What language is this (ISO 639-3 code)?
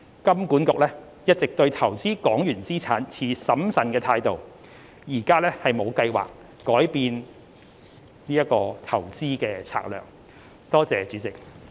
yue